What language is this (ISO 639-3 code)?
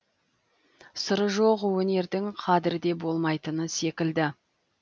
kaz